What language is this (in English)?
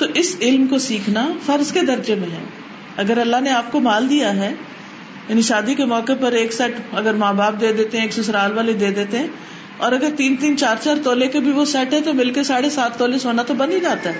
Urdu